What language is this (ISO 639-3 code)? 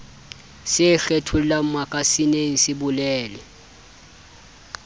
sot